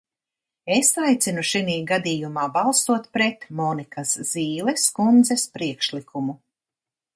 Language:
Latvian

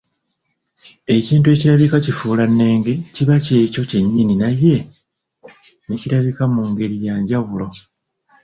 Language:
Ganda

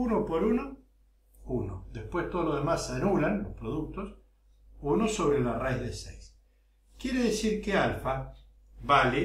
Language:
Spanish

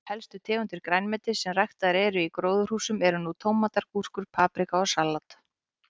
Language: Icelandic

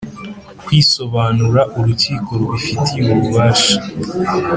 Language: Kinyarwanda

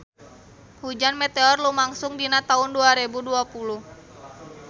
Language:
Sundanese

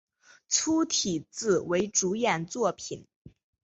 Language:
Chinese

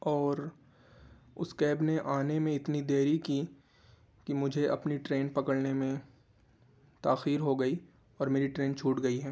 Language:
Urdu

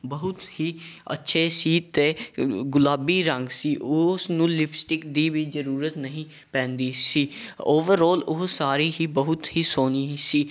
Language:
Punjabi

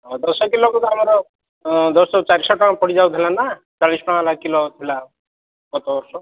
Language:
Odia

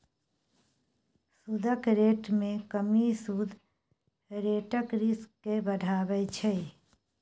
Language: Maithili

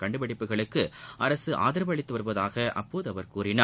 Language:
Tamil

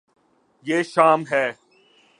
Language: Urdu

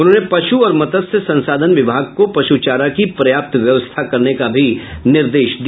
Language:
Hindi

